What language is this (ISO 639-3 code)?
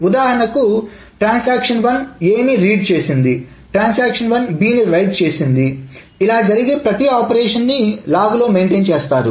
tel